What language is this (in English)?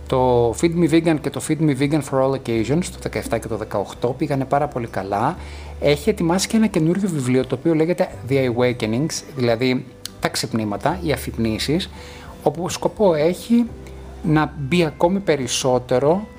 Greek